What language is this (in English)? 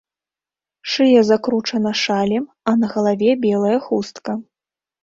Belarusian